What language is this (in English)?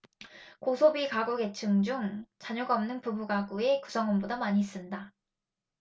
Korean